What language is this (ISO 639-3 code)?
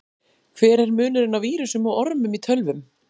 isl